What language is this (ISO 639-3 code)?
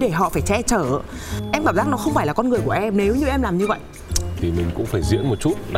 vie